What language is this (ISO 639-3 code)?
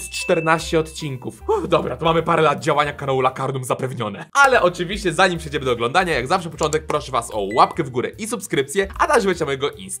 pol